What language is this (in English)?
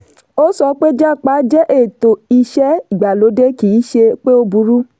Yoruba